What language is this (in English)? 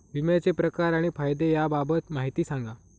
Marathi